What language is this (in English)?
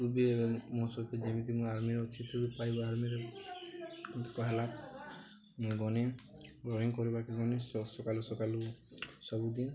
Odia